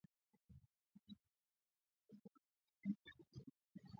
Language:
Swahili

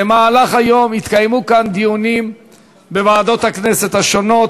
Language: Hebrew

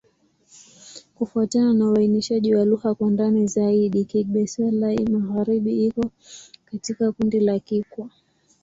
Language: Swahili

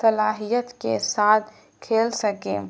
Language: Urdu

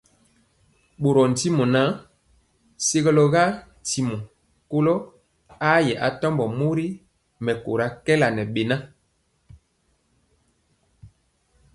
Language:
Mpiemo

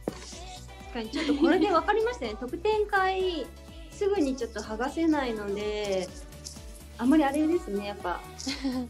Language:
Japanese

